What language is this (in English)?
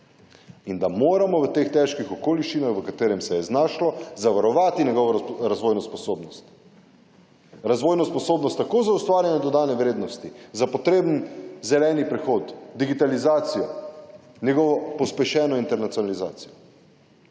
Slovenian